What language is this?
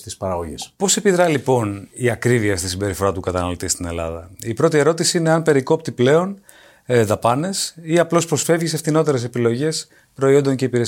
Greek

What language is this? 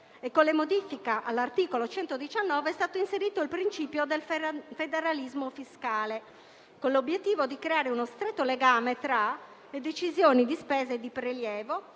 Italian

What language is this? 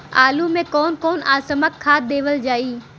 Bhojpuri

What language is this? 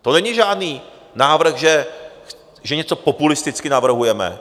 Czech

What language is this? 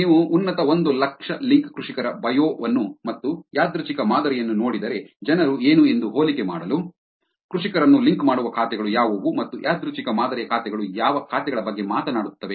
Kannada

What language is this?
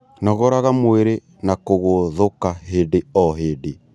Kikuyu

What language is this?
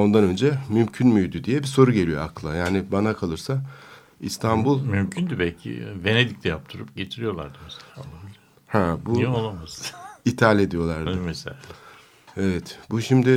Turkish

